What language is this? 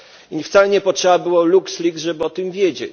Polish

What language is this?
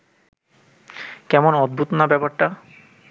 Bangla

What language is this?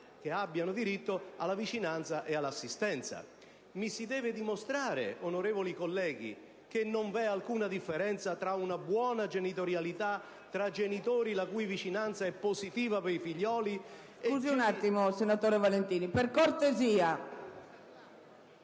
Italian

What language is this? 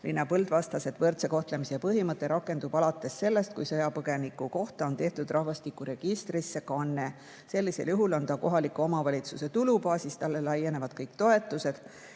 Estonian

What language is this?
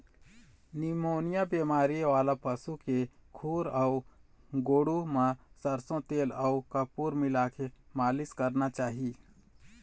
Chhattisgarhi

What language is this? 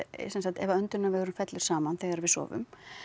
Icelandic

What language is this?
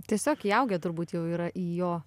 Lithuanian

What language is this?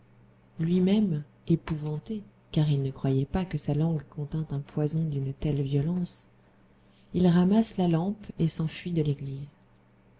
French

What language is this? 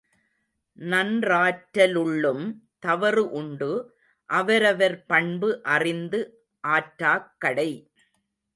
Tamil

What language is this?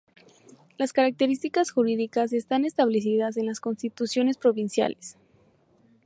Spanish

